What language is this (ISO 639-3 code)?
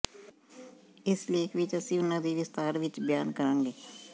pan